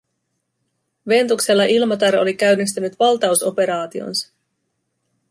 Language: Finnish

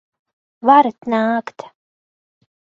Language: Latvian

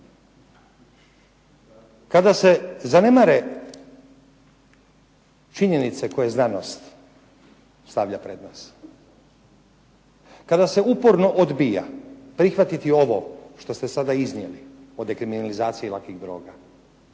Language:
Croatian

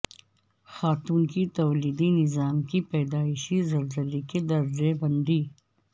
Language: Urdu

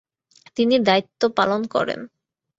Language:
Bangla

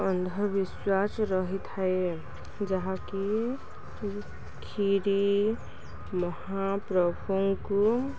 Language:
Odia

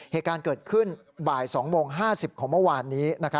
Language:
Thai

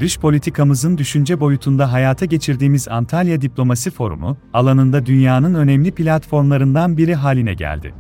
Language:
Turkish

